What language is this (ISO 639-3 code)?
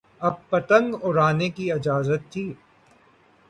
urd